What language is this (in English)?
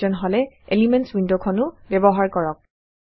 Assamese